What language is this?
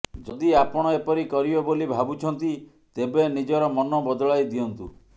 Odia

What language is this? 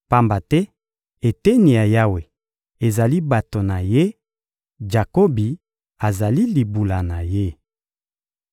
Lingala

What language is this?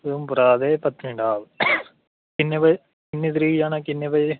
Dogri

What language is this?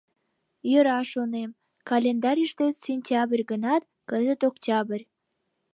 Mari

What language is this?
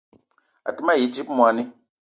Eton (Cameroon)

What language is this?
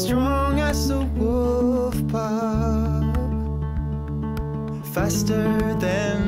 German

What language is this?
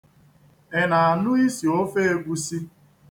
Igbo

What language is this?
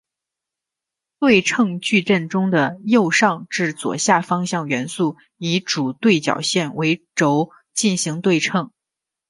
Chinese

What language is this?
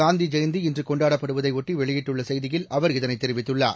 Tamil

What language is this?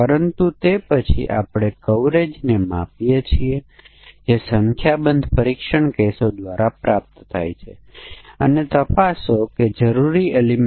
Gujarati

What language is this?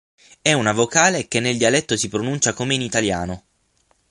Italian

